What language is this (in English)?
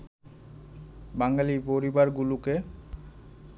Bangla